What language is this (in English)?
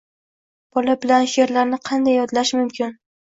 Uzbek